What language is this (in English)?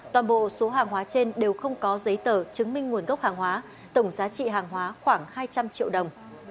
Vietnamese